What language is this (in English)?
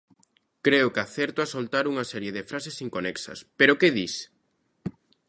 Galician